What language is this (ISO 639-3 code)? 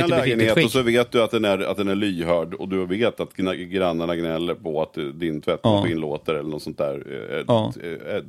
swe